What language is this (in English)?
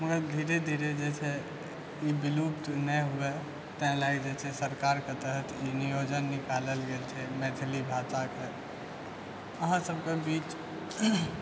Maithili